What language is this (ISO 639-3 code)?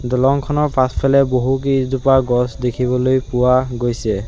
asm